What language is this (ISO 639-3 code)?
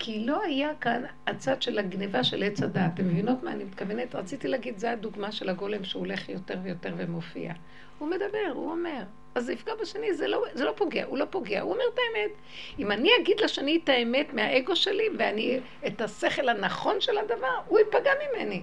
heb